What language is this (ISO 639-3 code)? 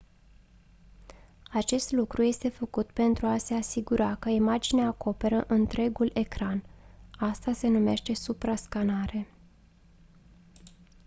ron